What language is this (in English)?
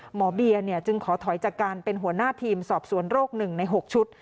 Thai